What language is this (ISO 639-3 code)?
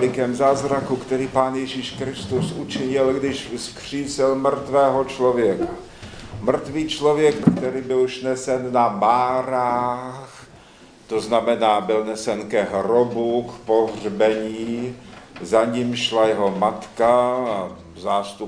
ces